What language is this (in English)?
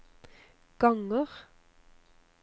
Norwegian